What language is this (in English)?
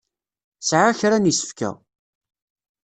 Kabyle